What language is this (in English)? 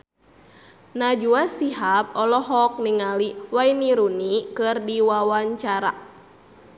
Sundanese